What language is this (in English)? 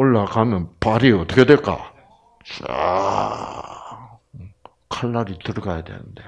Korean